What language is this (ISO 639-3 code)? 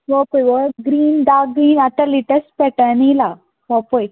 kok